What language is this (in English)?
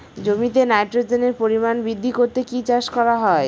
Bangla